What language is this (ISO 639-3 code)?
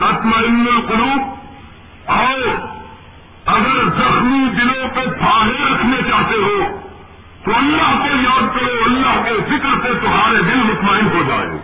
urd